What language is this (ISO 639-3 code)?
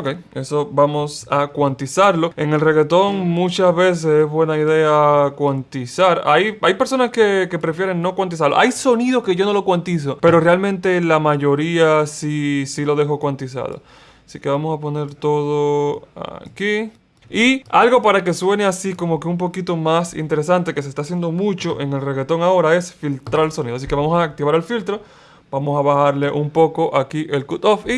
spa